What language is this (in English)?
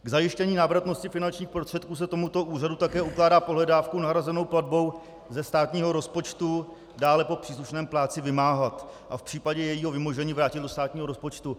Czech